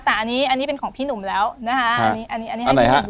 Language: Thai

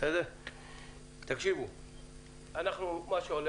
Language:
Hebrew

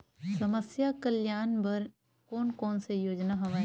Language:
Chhattisgarhi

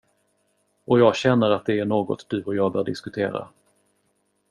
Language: Swedish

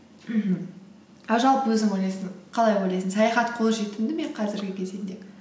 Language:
Kazakh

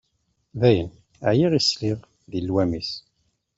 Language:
Kabyle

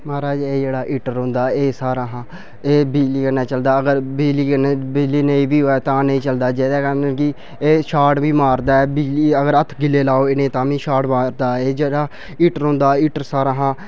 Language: Dogri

